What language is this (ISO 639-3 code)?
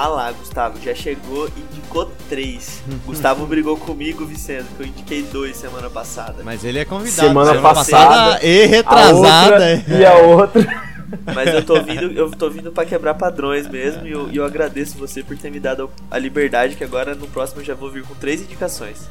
por